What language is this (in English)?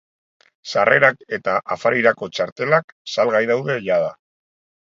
Basque